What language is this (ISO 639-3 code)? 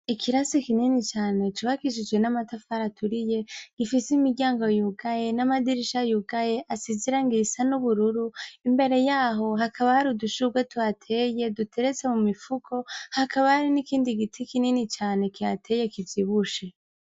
run